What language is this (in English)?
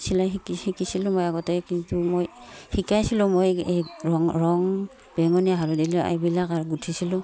Assamese